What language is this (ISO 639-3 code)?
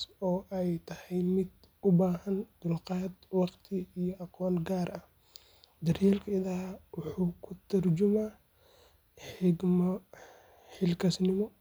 som